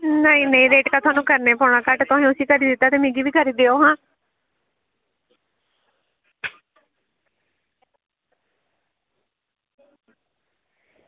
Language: Dogri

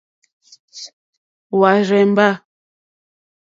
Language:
Mokpwe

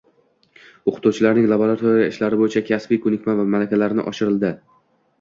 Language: Uzbek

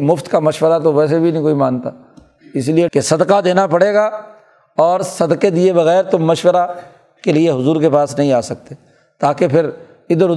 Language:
Urdu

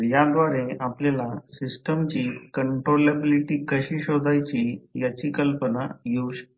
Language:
Marathi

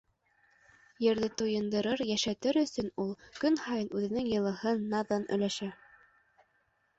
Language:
Bashkir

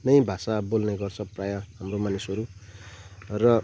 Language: Nepali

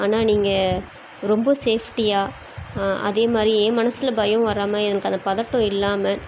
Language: Tamil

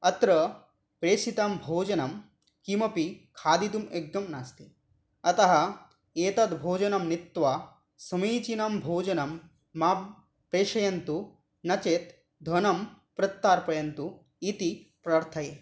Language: Sanskrit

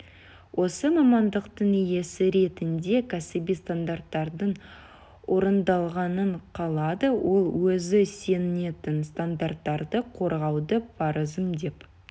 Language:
Kazakh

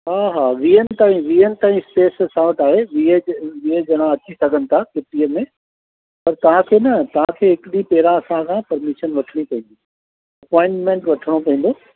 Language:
Sindhi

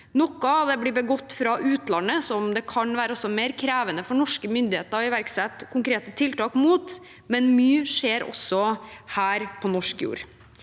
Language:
Norwegian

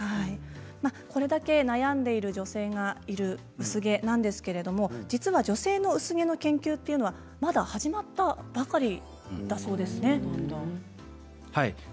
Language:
Japanese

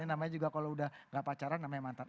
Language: Indonesian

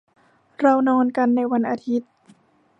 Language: Thai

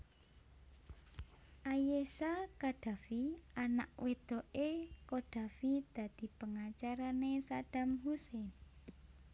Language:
Javanese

